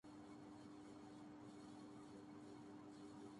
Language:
Urdu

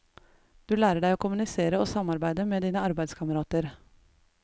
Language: Norwegian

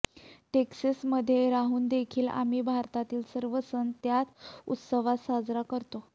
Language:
Marathi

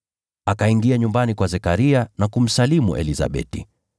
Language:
Swahili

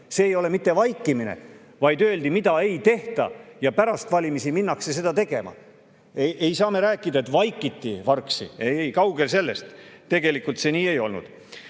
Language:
Estonian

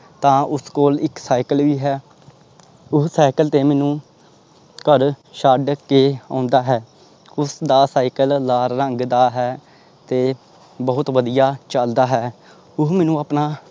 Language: Punjabi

